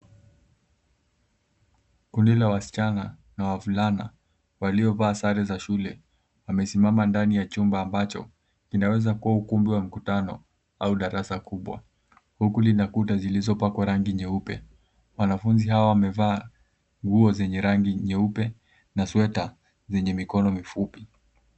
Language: Swahili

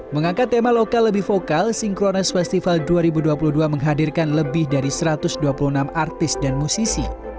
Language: Indonesian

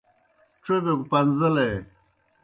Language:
Kohistani Shina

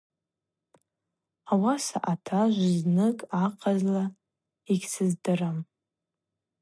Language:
Abaza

